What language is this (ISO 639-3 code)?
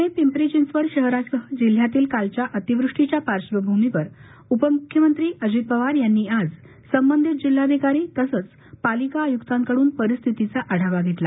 mar